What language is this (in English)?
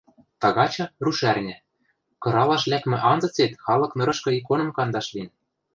Western Mari